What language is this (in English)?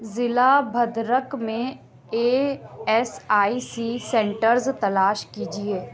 Urdu